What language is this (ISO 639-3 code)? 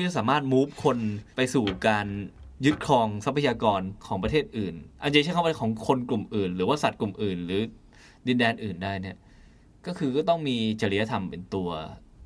tha